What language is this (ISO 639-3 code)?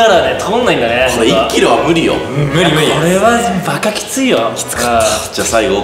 jpn